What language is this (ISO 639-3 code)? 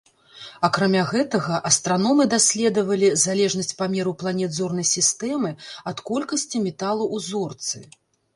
bel